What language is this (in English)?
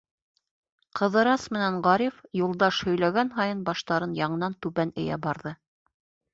Bashkir